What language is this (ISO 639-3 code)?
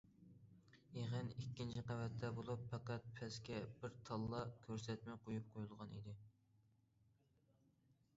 uig